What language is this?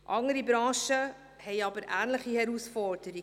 Swiss German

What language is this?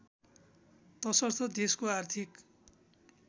Nepali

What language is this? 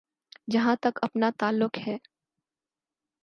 Urdu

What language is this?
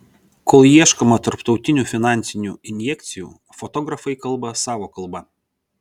Lithuanian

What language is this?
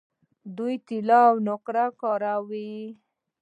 Pashto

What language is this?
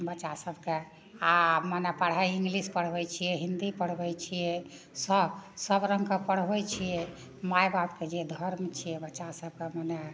Maithili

